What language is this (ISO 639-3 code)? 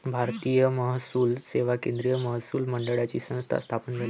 mar